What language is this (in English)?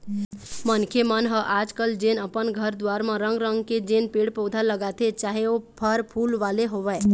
Chhattisgarhi